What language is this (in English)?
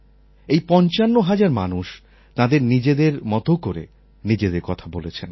Bangla